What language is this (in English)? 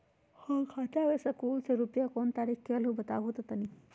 Magahi